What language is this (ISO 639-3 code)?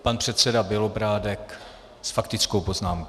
ces